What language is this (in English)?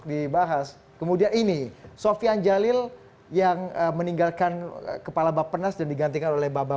Indonesian